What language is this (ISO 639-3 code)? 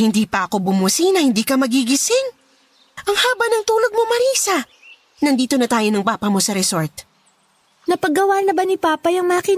fil